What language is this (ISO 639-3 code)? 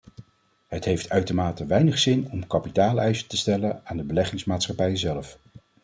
nld